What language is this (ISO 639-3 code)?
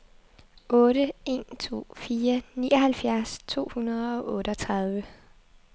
dan